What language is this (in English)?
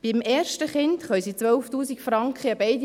Swiss German